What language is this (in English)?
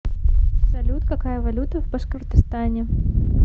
Russian